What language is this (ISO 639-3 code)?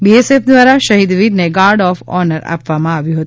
guj